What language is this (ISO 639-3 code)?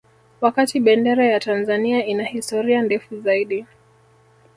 swa